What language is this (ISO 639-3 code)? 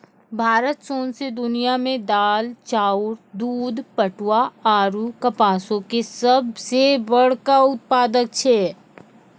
mai